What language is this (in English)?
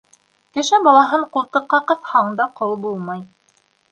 Bashkir